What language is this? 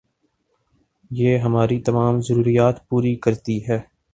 Urdu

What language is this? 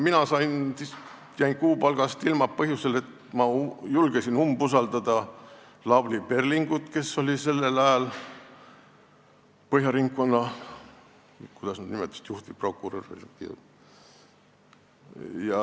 Estonian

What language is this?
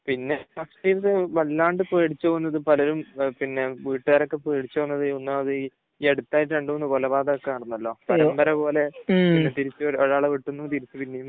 Malayalam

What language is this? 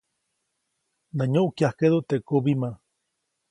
Copainalá Zoque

